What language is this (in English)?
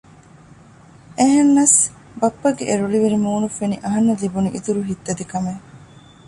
Divehi